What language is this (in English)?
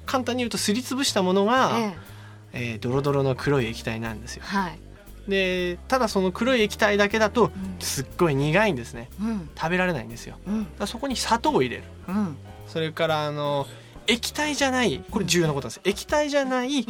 Japanese